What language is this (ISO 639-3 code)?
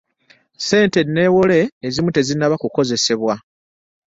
lug